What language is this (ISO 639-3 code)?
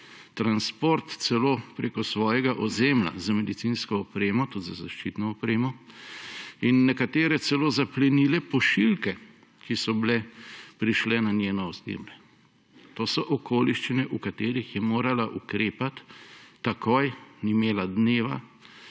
slv